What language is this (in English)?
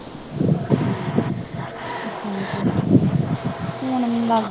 Punjabi